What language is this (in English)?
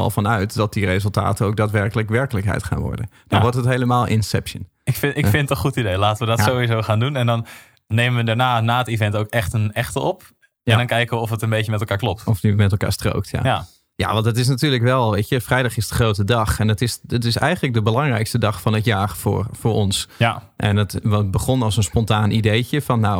Dutch